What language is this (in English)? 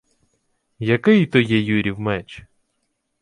Ukrainian